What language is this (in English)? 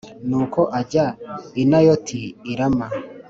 Kinyarwanda